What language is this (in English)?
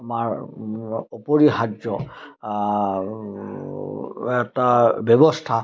Assamese